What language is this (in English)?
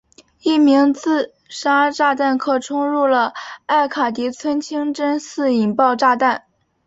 Chinese